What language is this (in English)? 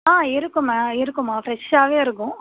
Tamil